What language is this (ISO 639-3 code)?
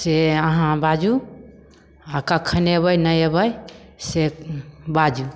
mai